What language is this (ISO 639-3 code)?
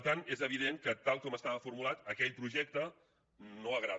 cat